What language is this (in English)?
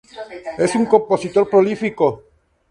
Spanish